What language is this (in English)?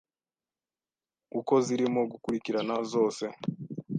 Kinyarwanda